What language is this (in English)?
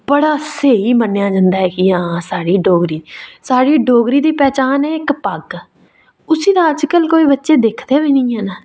Dogri